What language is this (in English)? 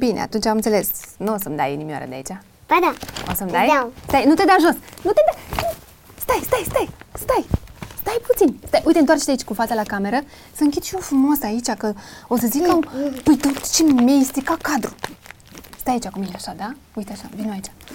Romanian